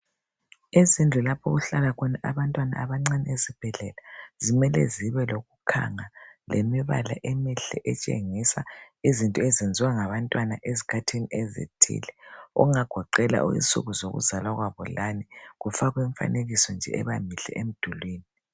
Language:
North Ndebele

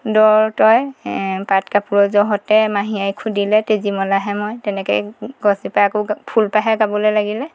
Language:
Assamese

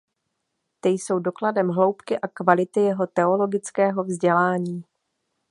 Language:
Czech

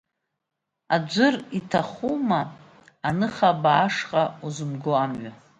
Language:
Abkhazian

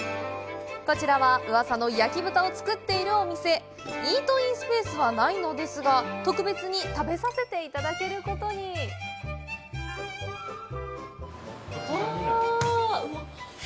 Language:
Japanese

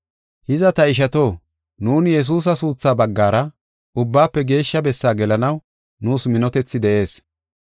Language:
Gofa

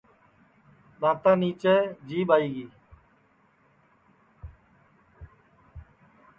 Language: Sansi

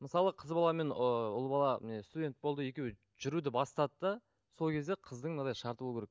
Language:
Kazakh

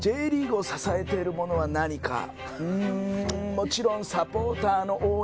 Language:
Japanese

